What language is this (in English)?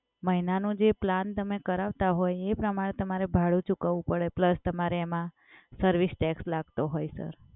Gujarati